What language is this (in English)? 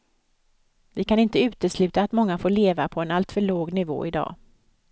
Swedish